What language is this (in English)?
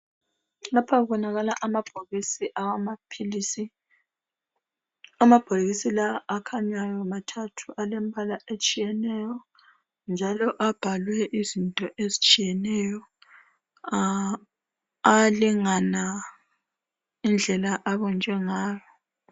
North Ndebele